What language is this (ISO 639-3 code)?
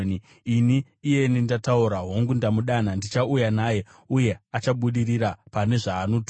sna